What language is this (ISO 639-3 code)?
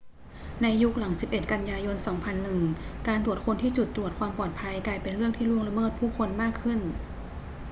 tha